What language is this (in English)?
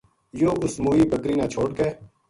Gujari